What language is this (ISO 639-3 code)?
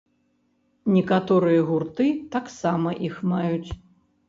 bel